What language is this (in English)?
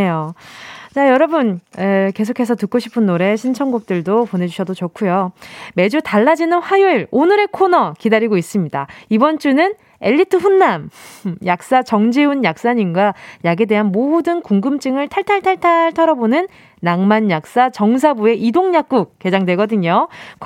Korean